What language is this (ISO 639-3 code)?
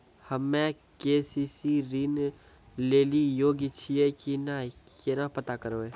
mai